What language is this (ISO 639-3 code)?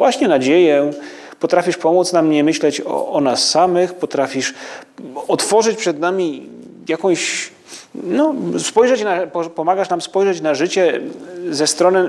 pol